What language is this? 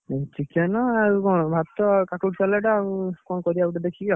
Odia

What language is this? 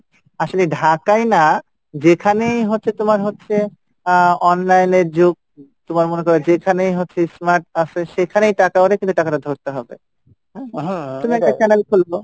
Bangla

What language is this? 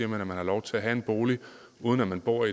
Danish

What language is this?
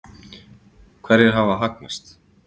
Icelandic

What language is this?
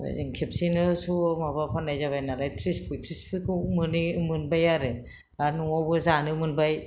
Bodo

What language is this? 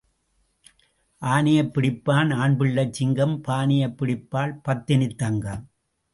Tamil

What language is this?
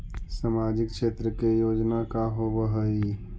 Magahi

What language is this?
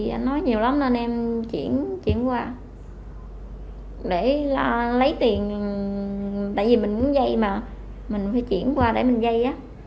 Vietnamese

